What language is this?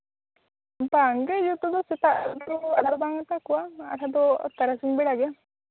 Santali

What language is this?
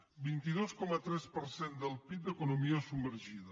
Catalan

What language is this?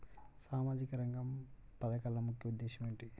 Telugu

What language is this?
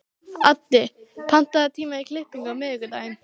Icelandic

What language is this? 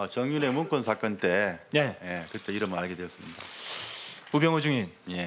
Korean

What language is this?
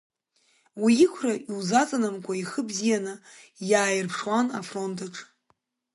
Abkhazian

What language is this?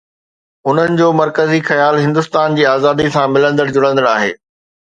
Sindhi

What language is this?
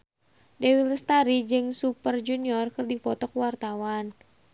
Sundanese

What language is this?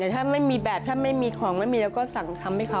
Thai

